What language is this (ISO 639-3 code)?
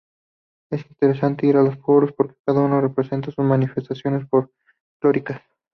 spa